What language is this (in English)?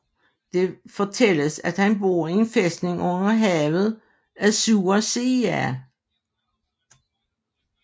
Danish